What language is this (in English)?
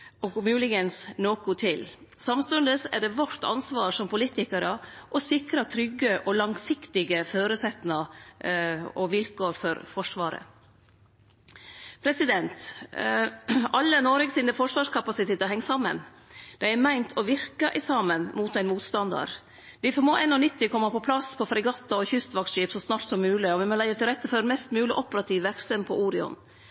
Norwegian Nynorsk